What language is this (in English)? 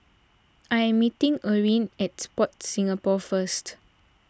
English